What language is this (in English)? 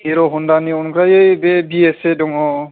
Bodo